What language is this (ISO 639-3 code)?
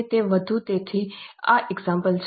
guj